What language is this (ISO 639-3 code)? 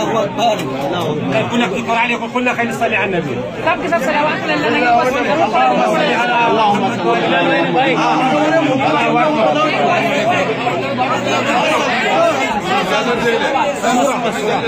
ara